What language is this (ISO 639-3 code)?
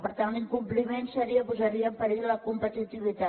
cat